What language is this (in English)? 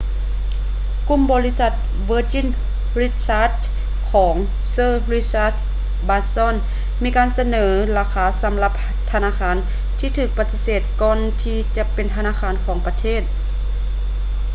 Lao